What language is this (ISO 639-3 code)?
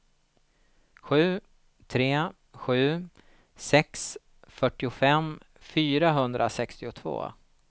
swe